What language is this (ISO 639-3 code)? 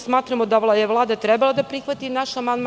srp